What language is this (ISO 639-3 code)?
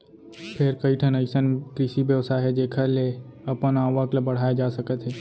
hne